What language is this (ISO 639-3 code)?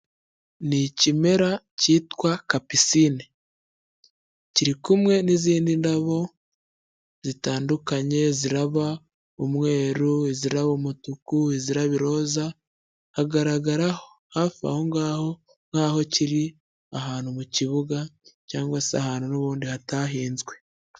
kin